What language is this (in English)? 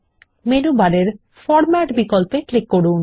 Bangla